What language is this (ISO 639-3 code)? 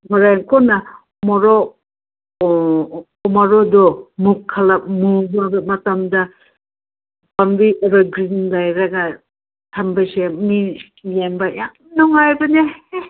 mni